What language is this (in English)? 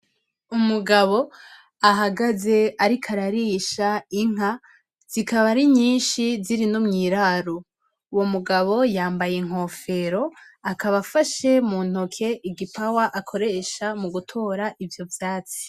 Rundi